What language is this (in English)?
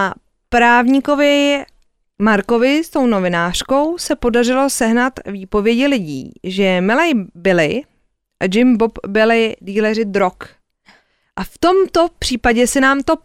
Czech